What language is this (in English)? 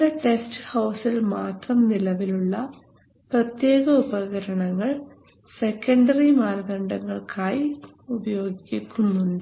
Malayalam